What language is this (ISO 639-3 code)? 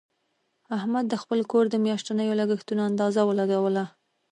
pus